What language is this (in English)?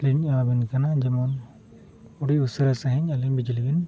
Santali